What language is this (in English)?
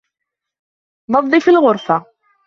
Arabic